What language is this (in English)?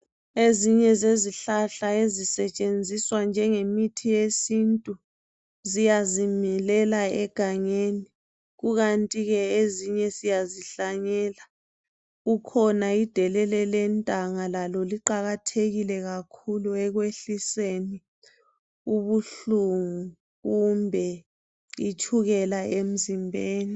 North Ndebele